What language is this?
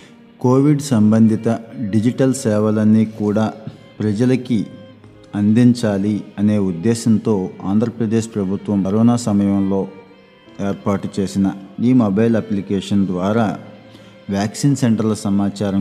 Telugu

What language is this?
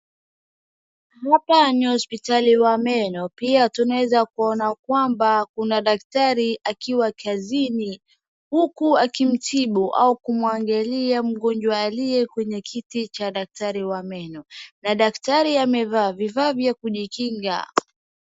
Swahili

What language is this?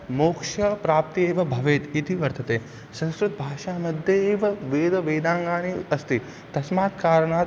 Sanskrit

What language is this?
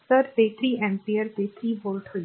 Marathi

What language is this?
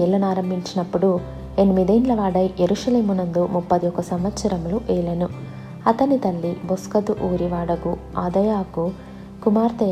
Telugu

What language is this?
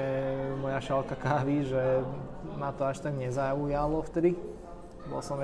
Slovak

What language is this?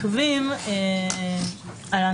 Hebrew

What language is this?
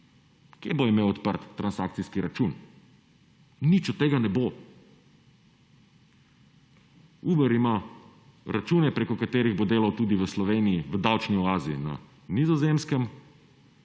Slovenian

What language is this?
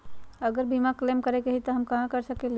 Magahi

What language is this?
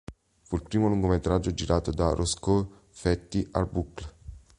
Italian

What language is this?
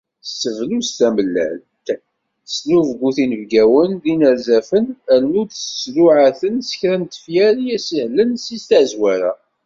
Kabyle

